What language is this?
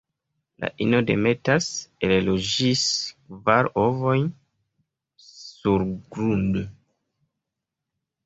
Esperanto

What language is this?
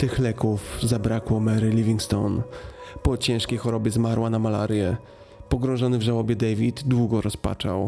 Polish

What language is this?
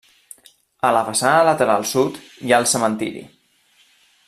Catalan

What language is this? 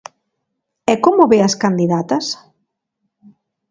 Galician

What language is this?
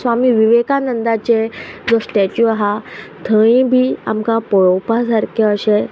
Konkani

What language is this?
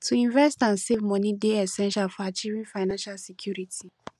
Nigerian Pidgin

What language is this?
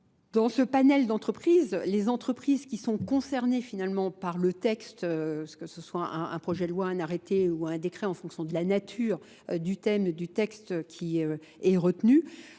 French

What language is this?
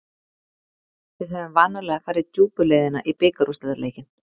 Icelandic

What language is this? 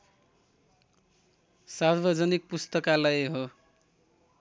Nepali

